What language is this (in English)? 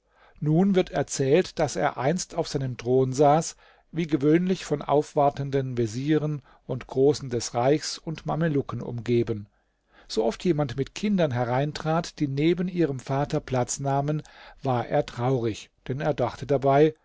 German